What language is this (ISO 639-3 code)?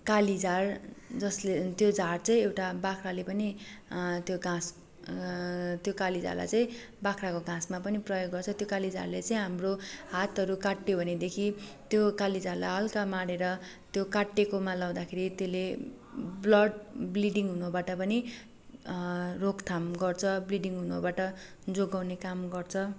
nep